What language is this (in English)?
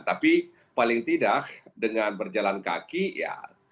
Indonesian